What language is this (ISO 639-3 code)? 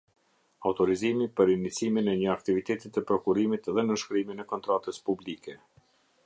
sqi